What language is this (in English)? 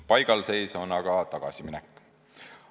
Estonian